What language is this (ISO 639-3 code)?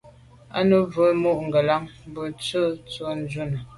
byv